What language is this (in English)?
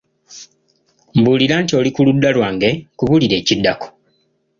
Ganda